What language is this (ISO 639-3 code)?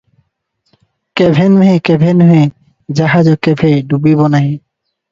ori